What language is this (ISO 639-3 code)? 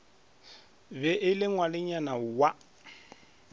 nso